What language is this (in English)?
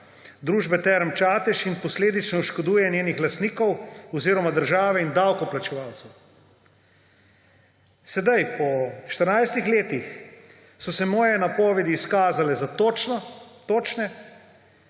Slovenian